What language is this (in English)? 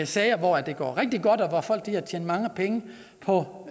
Danish